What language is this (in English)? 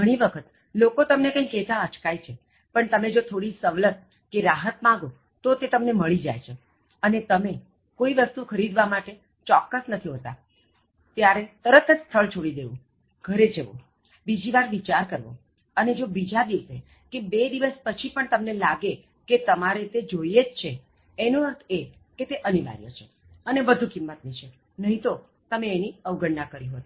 Gujarati